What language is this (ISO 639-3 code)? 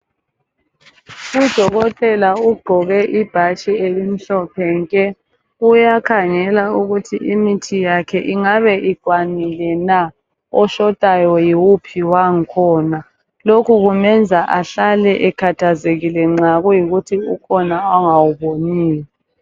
nde